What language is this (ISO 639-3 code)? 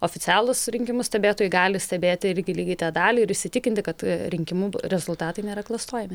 lit